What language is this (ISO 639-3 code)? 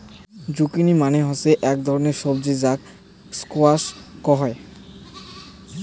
ben